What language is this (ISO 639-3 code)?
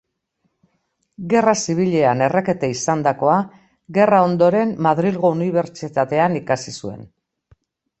eus